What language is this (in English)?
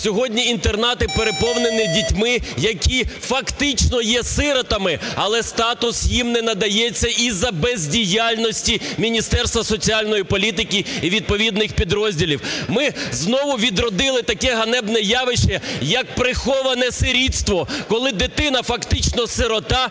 Ukrainian